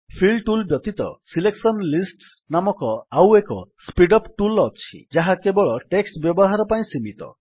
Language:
Odia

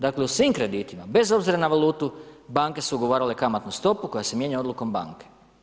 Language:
Croatian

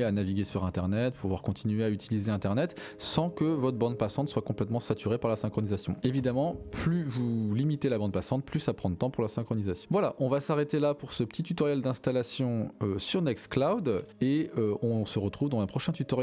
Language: French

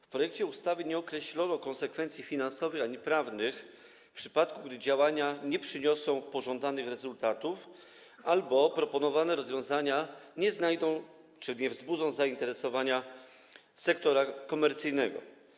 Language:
Polish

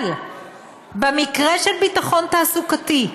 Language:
Hebrew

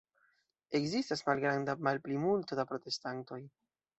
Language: Esperanto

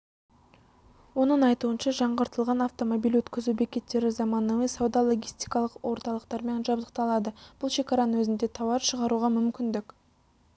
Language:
Kazakh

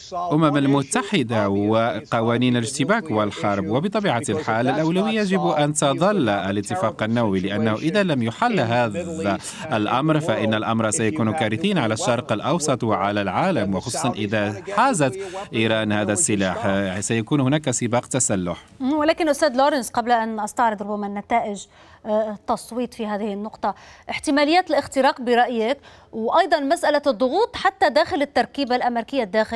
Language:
Arabic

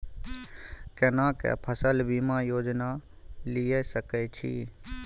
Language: Maithili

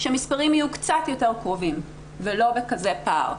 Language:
Hebrew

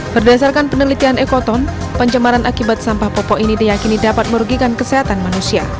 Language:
Indonesian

